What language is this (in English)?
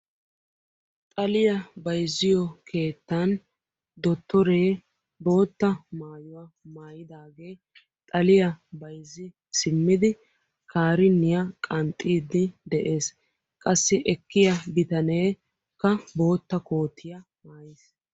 Wolaytta